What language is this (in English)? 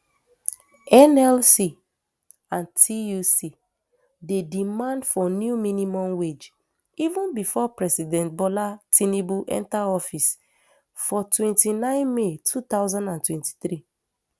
Nigerian Pidgin